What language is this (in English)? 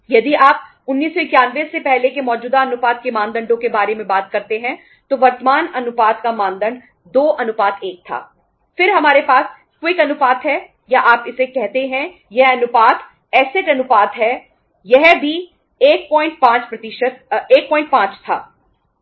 Hindi